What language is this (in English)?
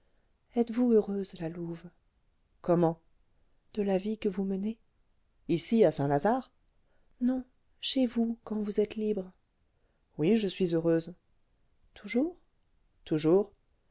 French